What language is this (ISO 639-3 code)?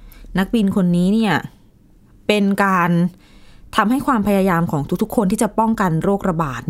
tha